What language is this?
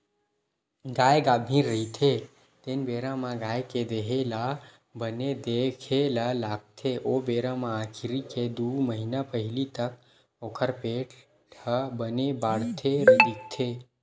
Chhattisgarhi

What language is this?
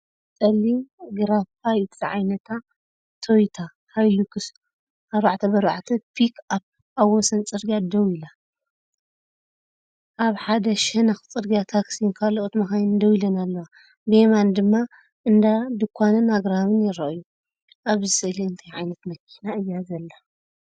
Tigrinya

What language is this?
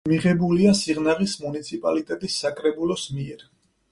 Georgian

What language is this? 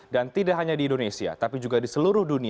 Indonesian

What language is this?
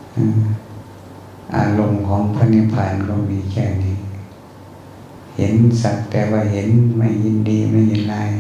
Thai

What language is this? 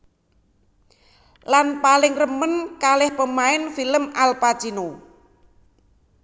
Javanese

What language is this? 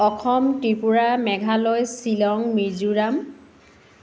Assamese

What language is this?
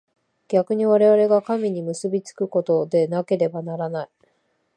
Japanese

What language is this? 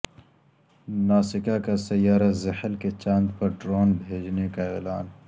Urdu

